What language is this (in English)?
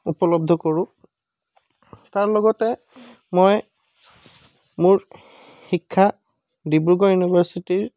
Assamese